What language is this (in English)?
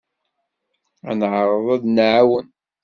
Kabyle